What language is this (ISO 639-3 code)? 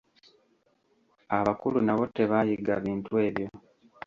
lug